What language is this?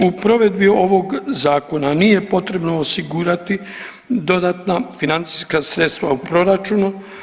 Croatian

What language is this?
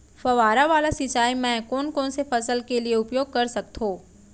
Chhattisgarhi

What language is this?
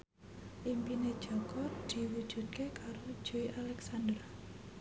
Javanese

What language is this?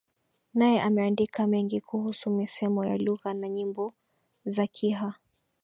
Swahili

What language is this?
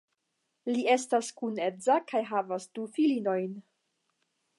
Esperanto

